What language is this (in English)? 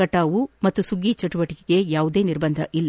Kannada